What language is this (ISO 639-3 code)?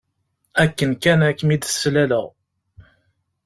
kab